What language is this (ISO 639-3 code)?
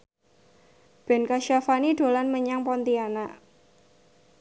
jav